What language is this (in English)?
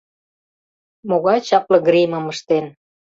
Mari